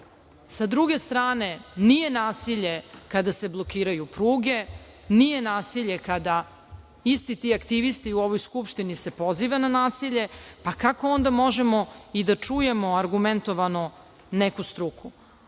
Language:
Serbian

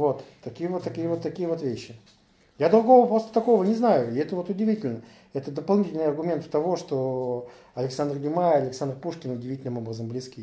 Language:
Russian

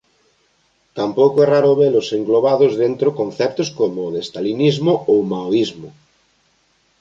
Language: Galician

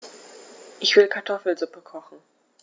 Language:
German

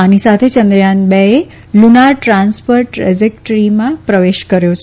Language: Gujarati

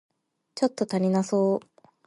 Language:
Japanese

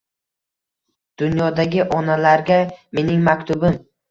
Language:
Uzbek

